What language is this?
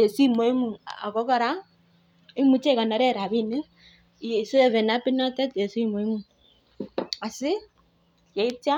Kalenjin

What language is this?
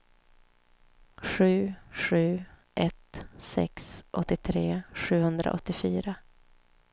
Swedish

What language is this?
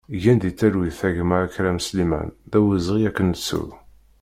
Kabyle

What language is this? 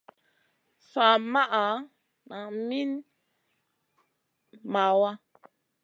Masana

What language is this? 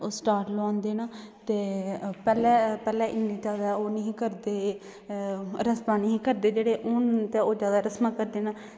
Dogri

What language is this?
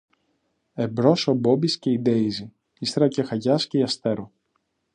Greek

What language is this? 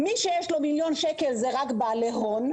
Hebrew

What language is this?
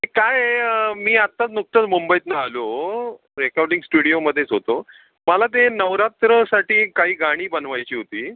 Marathi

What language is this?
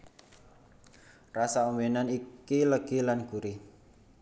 Javanese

